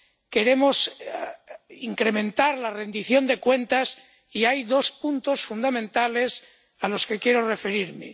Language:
Spanish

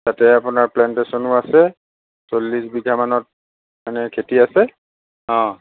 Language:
Assamese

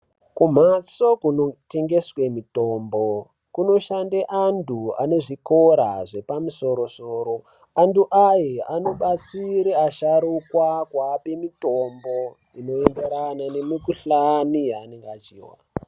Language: Ndau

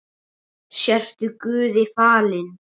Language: Icelandic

